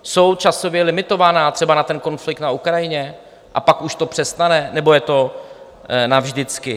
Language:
Czech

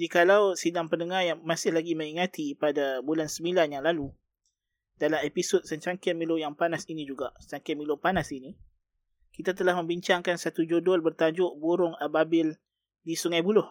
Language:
Malay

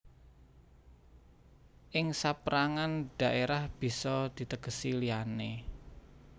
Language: Javanese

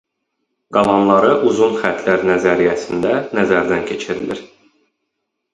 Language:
Azerbaijani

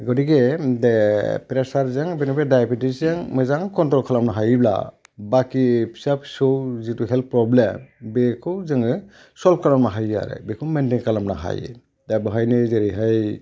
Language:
Bodo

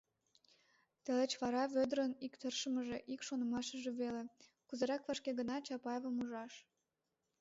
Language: Mari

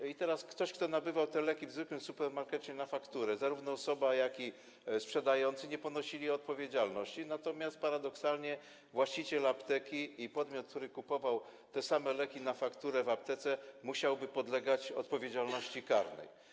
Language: Polish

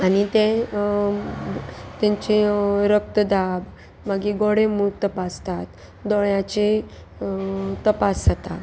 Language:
Konkani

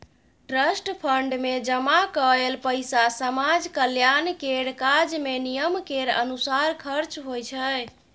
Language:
Maithili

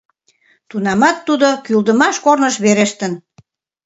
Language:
Mari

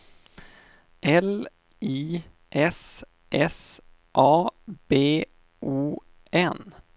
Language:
Swedish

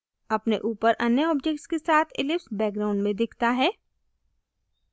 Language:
Hindi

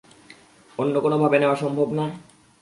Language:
Bangla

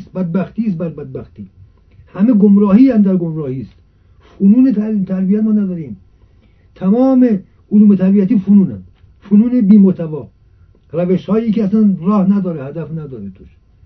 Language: Persian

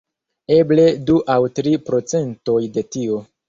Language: Esperanto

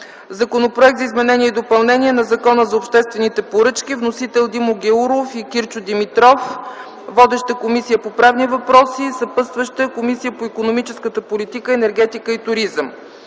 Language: Bulgarian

